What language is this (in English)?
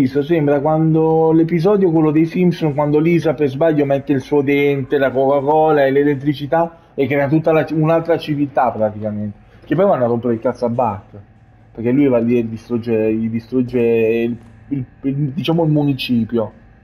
Italian